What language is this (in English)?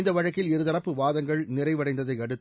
Tamil